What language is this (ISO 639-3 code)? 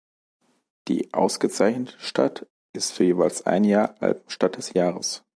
deu